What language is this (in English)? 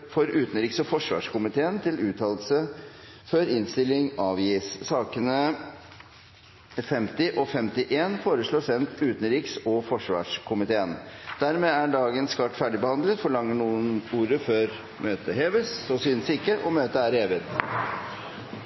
Norwegian Bokmål